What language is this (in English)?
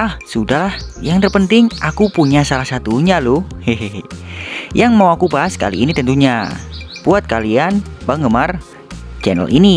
Indonesian